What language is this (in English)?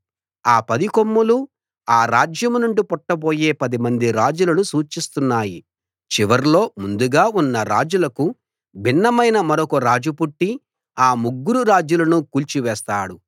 Telugu